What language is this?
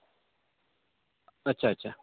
Urdu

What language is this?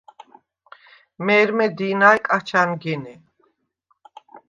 Svan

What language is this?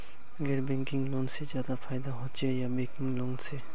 Magahi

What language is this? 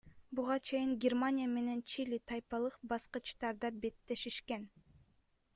Kyrgyz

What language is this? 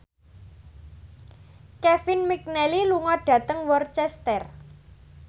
Javanese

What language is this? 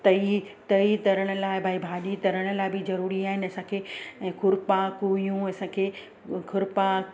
Sindhi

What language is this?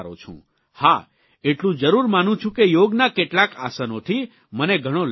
Gujarati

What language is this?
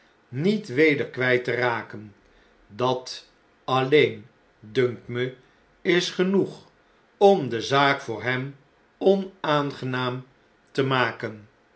Dutch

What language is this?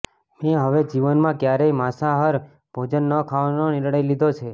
Gujarati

